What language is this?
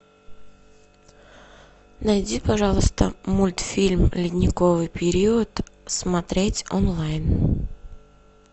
Russian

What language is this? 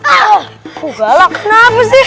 Indonesian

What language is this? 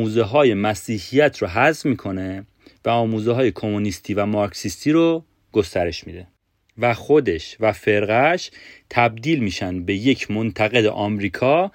Persian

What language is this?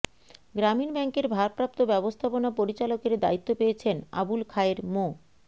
Bangla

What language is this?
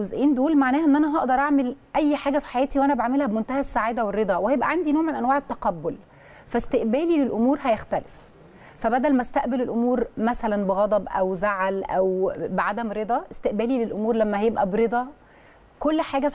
Arabic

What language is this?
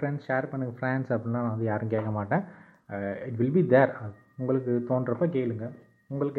Tamil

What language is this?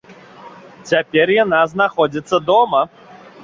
Belarusian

